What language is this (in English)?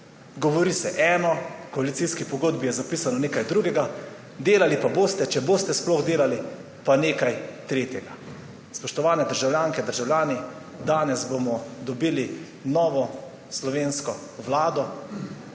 Slovenian